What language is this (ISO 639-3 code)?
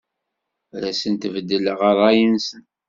kab